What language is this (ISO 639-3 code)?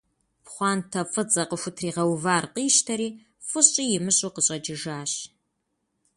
kbd